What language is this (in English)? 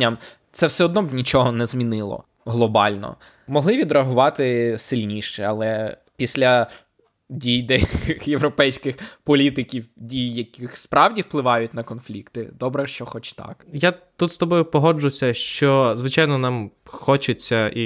Ukrainian